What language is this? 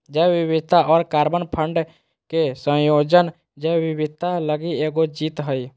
Magahi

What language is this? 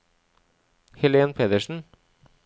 Norwegian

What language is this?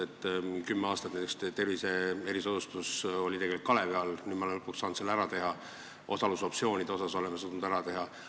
Estonian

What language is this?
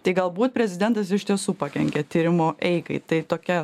Lithuanian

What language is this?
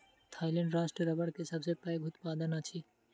Maithili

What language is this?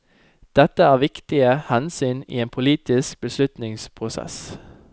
Norwegian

